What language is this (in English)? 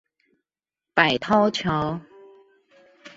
Chinese